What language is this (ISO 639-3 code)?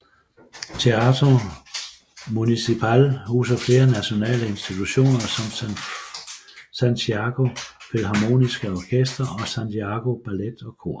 dan